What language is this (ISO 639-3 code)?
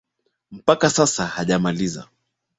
swa